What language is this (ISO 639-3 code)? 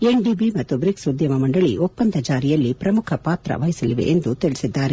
kan